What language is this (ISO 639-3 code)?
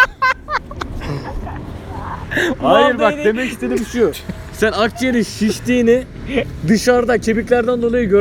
tur